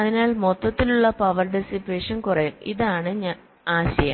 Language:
Malayalam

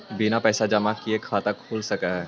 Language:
Magahi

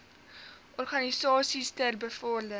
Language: Afrikaans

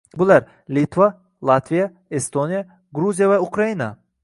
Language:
Uzbek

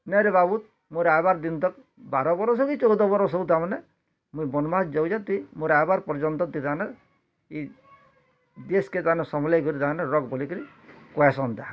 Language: Odia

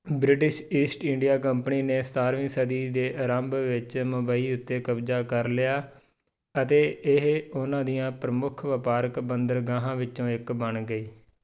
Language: Punjabi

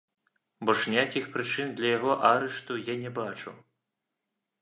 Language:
Belarusian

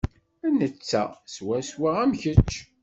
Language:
Kabyle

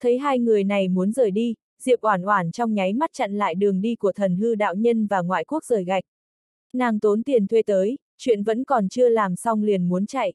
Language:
Vietnamese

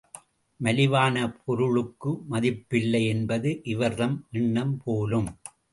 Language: Tamil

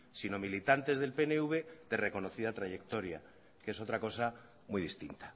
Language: Spanish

